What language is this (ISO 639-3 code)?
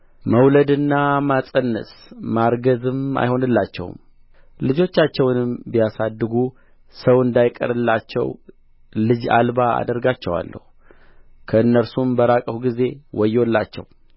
amh